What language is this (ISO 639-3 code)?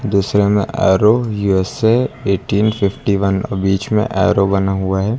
hin